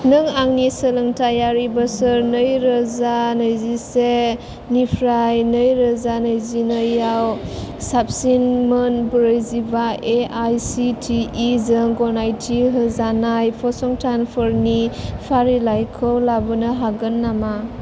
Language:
Bodo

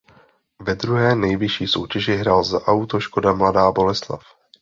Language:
Czech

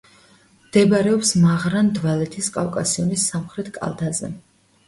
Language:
Georgian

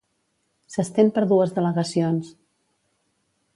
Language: Catalan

